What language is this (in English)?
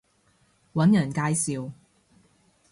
Cantonese